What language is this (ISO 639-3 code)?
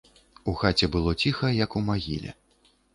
bel